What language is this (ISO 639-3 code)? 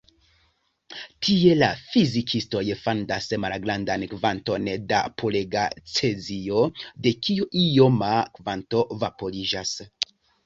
epo